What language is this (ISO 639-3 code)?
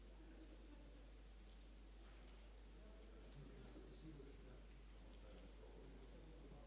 hrv